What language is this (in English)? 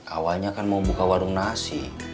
Indonesian